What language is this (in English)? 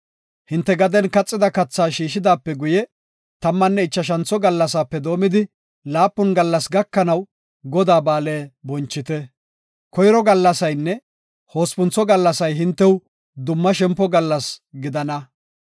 Gofa